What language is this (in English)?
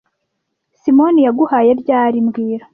Kinyarwanda